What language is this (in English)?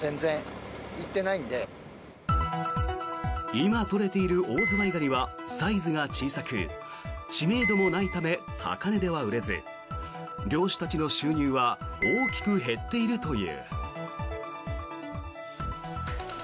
Japanese